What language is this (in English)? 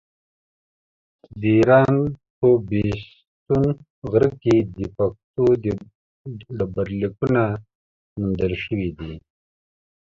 Pashto